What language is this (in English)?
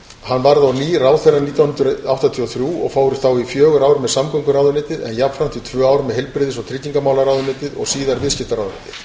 Icelandic